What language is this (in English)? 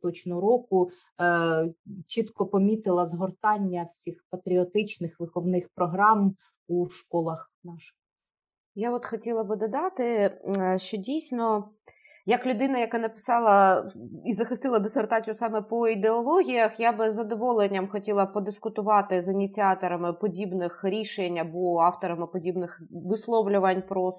Ukrainian